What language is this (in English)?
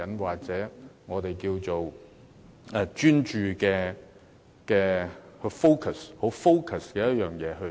Cantonese